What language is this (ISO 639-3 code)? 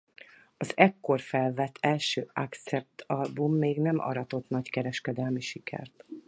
hun